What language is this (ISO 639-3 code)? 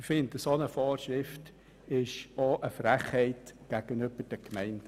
gsw